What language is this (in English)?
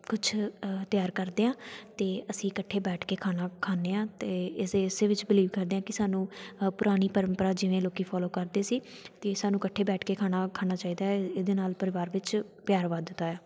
Punjabi